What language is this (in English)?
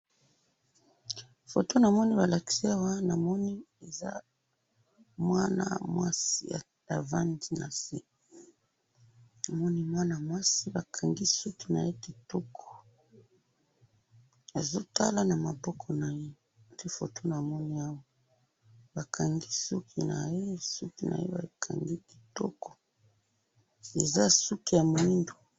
Lingala